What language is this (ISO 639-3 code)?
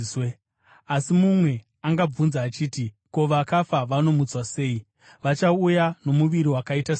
sna